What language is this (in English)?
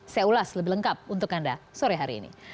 Indonesian